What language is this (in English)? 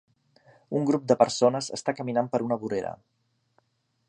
Catalan